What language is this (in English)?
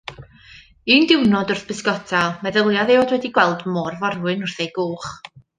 Welsh